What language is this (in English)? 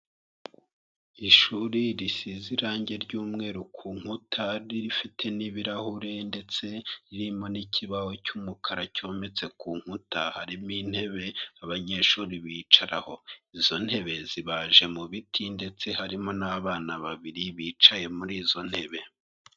Kinyarwanda